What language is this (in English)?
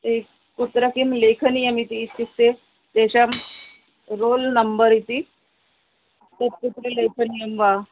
Sanskrit